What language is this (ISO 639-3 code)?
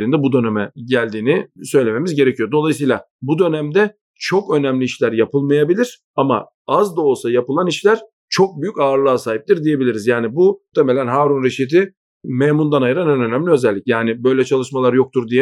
tur